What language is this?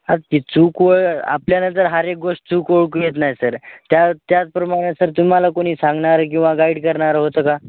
Marathi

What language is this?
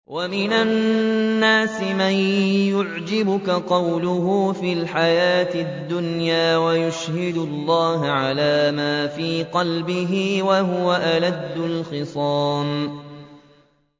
Arabic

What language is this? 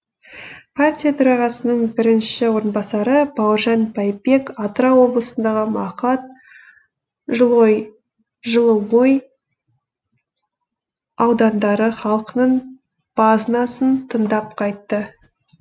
Kazakh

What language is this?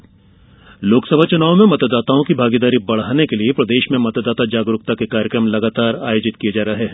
Hindi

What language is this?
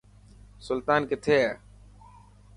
Dhatki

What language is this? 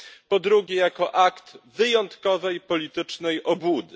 Polish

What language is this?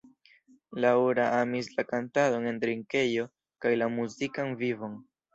Esperanto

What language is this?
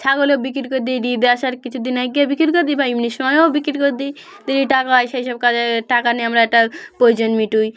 Bangla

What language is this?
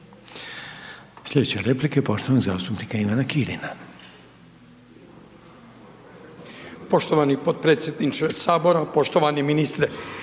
Croatian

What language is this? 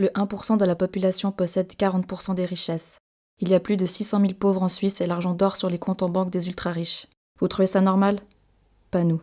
French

